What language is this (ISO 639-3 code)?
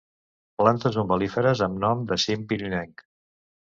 cat